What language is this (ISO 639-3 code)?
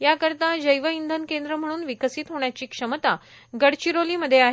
mar